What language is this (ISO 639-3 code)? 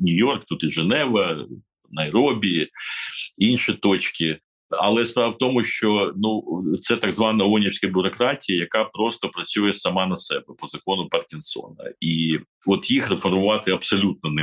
ukr